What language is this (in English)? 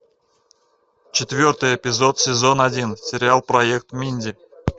Russian